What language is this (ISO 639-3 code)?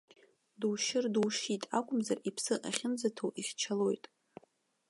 abk